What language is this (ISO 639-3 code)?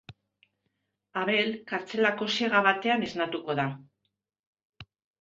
eus